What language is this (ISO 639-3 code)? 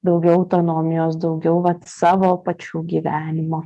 lit